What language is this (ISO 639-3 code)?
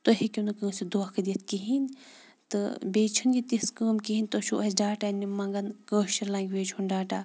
kas